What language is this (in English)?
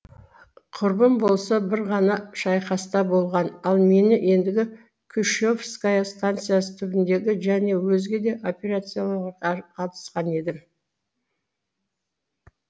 Kazakh